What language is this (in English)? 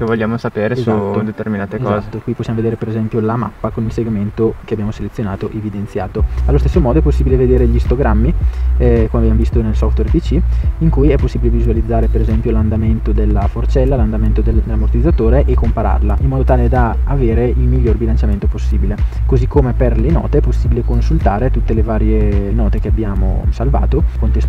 Italian